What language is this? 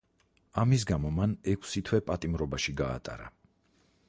Georgian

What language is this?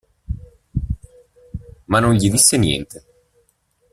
Italian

